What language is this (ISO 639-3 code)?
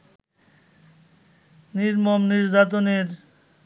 ben